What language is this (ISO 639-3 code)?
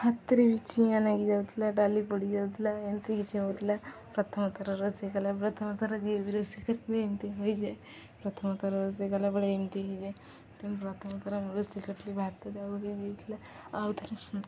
ori